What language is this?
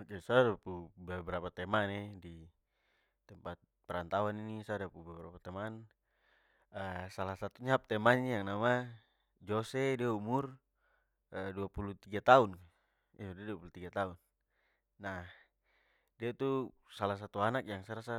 Papuan Malay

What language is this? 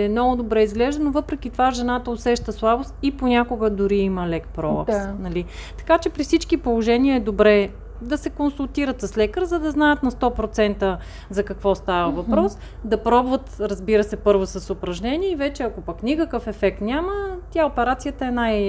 Bulgarian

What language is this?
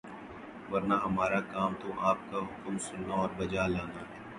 Urdu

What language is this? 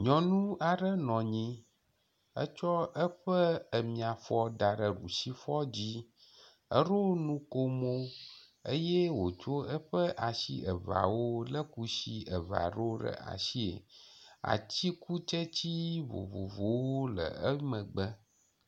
Ewe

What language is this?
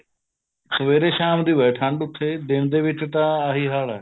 Punjabi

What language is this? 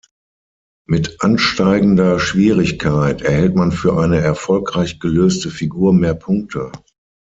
German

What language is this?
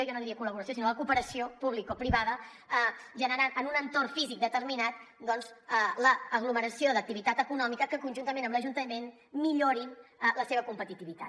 Catalan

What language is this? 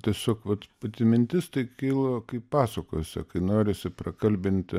Lithuanian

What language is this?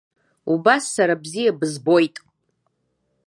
Abkhazian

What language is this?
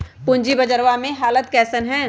Magahi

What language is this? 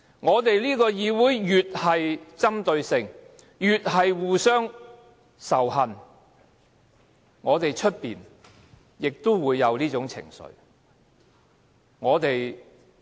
Cantonese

